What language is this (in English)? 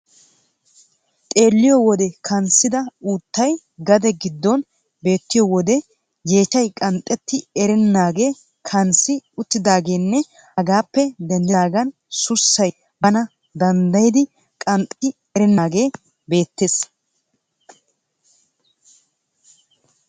Wolaytta